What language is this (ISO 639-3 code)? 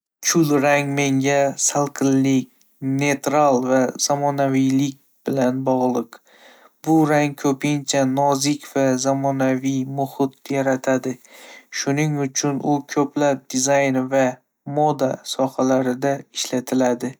uzb